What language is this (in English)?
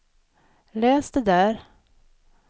Swedish